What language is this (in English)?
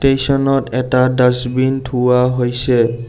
Assamese